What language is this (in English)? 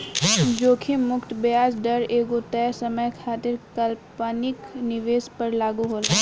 Bhojpuri